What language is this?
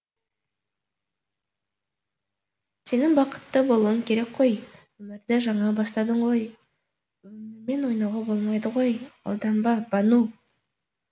Kazakh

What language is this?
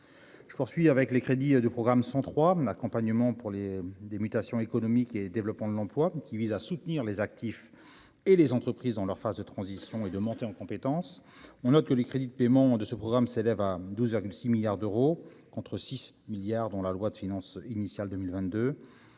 French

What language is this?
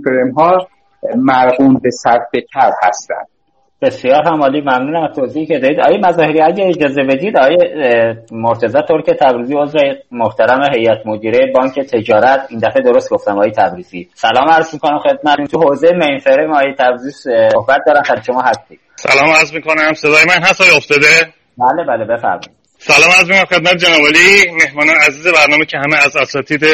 Persian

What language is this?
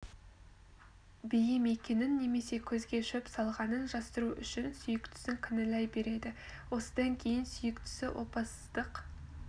Kazakh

